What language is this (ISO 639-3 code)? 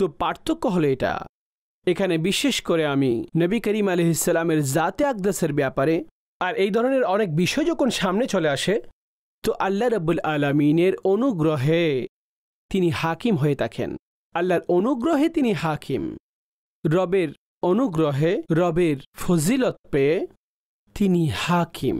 ben